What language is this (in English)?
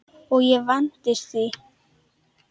Icelandic